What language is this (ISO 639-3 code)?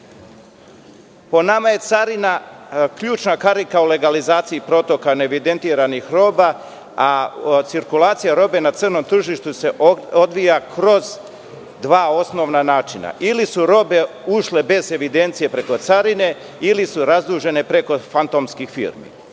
srp